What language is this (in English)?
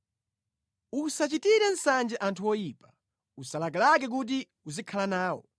Nyanja